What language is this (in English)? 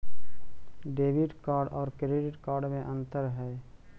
Magahi